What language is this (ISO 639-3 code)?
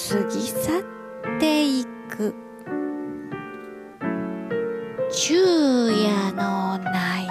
jpn